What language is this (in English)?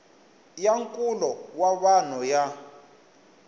Tsonga